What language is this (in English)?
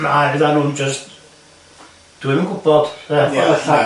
Welsh